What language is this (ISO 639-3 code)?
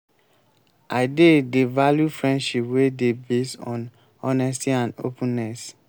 pcm